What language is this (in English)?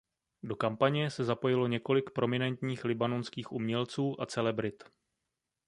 Czech